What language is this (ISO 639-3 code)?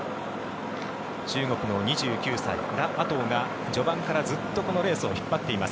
jpn